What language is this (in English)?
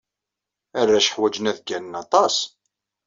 Kabyle